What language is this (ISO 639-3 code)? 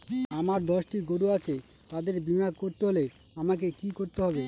ben